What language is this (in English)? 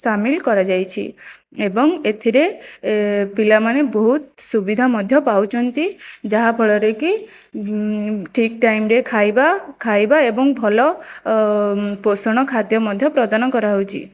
Odia